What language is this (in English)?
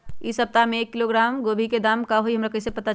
Magahi